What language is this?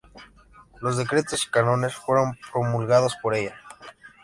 Spanish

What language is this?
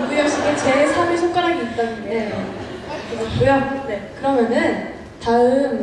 Korean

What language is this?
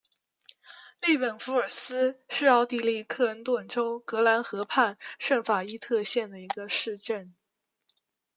Chinese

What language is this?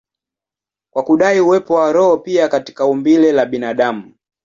Swahili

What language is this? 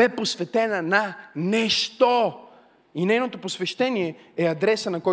Bulgarian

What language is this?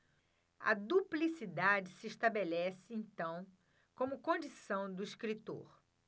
Portuguese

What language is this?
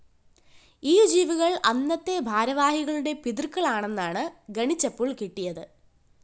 Malayalam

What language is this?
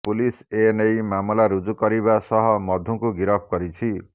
Odia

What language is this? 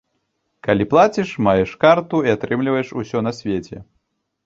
Belarusian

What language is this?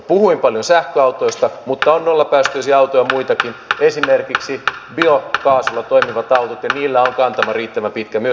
Finnish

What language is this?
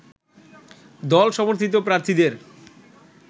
Bangla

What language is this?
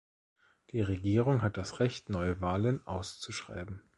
German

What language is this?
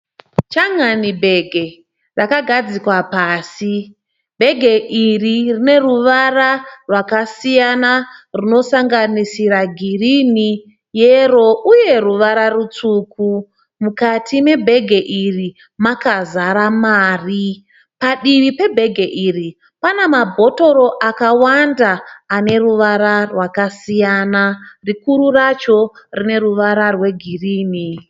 Shona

